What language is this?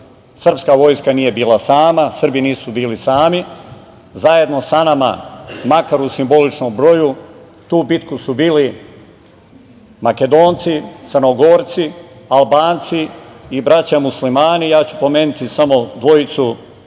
Serbian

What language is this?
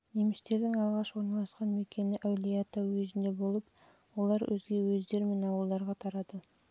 Kazakh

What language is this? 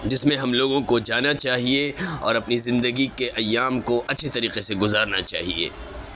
Urdu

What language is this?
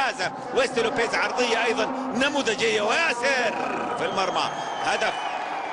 Arabic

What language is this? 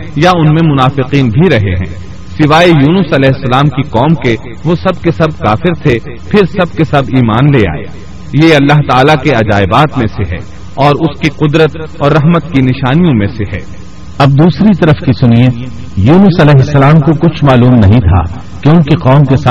Urdu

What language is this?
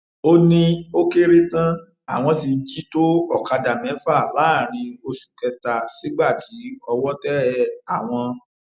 Yoruba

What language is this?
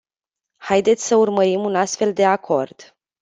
Romanian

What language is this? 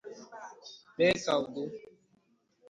Igbo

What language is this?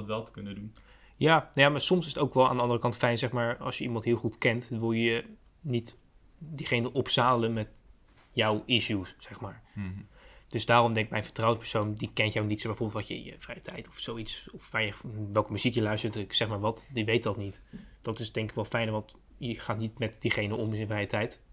Dutch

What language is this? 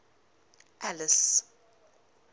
English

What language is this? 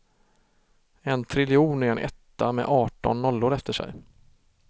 Swedish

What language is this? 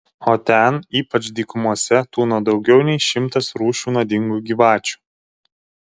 Lithuanian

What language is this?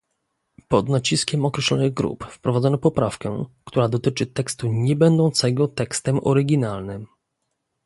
Polish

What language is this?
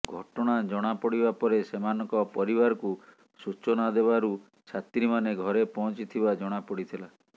Odia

